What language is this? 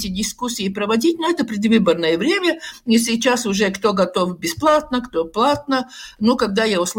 Russian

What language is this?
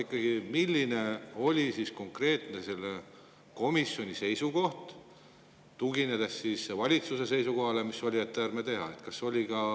Estonian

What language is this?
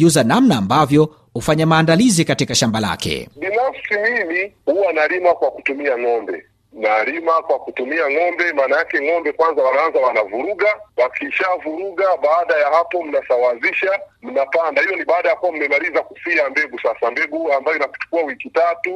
Swahili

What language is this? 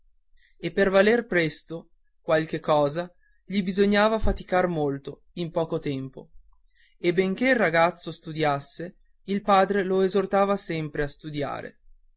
Italian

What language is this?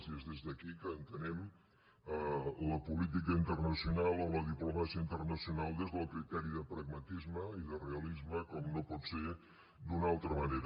Catalan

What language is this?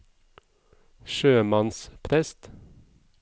Norwegian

